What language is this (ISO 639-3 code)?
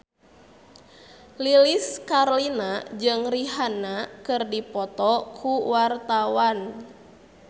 sun